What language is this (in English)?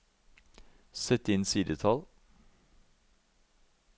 Norwegian